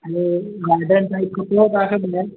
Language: Sindhi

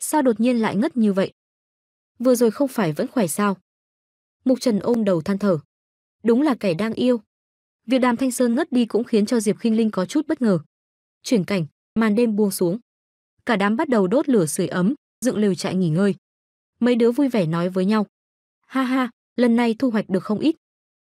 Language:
Vietnamese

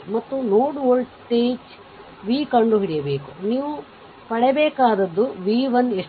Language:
Kannada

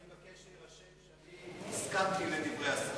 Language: Hebrew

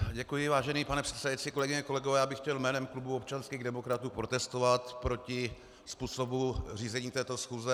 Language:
Czech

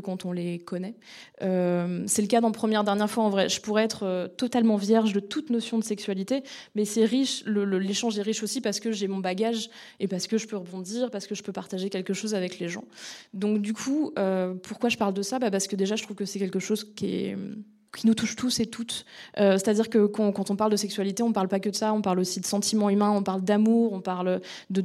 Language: French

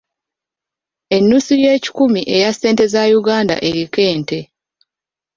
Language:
Ganda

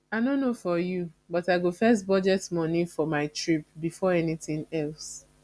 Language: Nigerian Pidgin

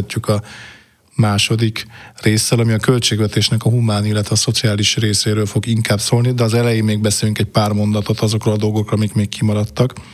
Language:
Hungarian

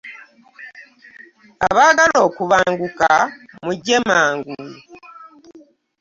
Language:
Ganda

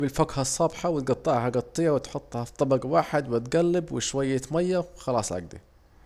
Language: Saidi Arabic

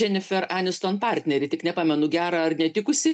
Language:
Lithuanian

